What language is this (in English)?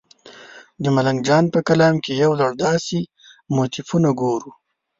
Pashto